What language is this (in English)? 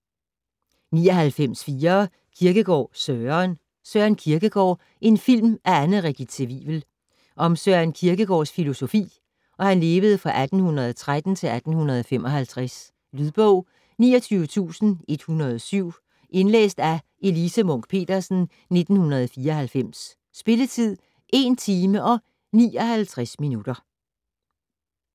Danish